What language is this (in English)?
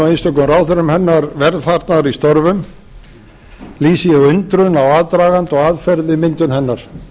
Icelandic